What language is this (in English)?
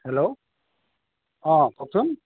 Assamese